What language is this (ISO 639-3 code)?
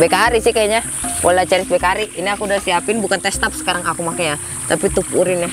ind